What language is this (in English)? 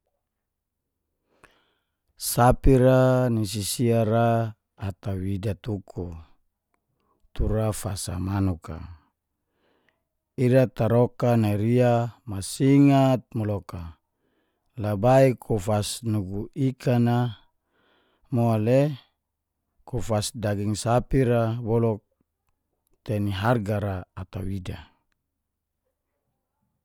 Geser-Gorom